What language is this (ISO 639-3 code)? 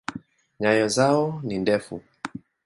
swa